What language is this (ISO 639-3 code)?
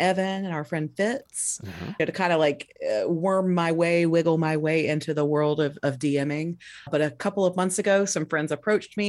eng